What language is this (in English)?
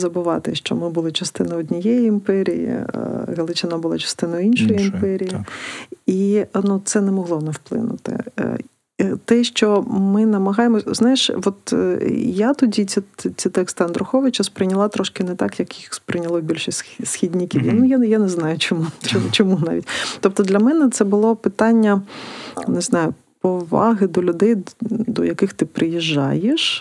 Ukrainian